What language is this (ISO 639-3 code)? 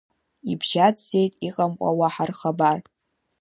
abk